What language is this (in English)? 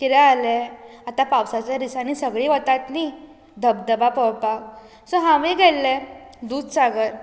Konkani